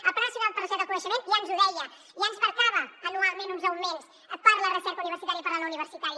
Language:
Catalan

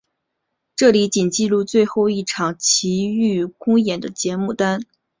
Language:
Chinese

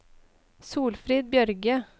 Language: Norwegian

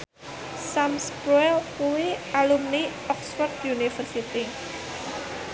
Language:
Javanese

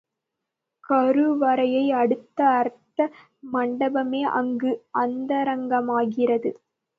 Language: Tamil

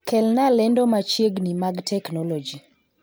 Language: Luo (Kenya and Tanzania)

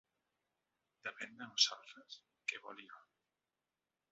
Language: Catalan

